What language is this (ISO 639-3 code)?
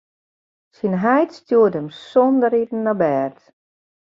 fry